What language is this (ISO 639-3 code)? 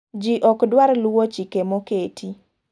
luo